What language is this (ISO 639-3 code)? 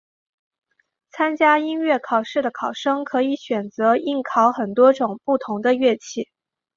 zho